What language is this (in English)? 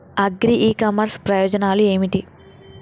Telugu